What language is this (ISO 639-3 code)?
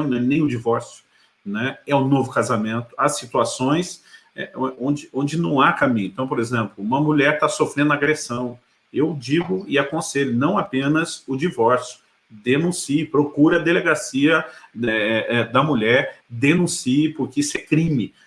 por